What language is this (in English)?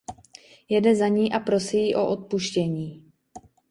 Czech